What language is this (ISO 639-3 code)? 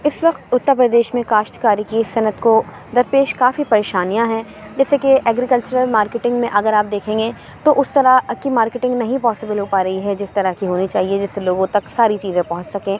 urd